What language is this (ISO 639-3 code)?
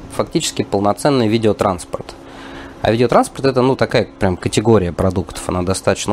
rus